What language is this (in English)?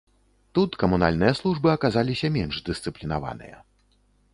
Belarusian